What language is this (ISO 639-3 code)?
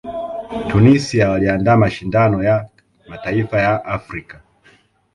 swa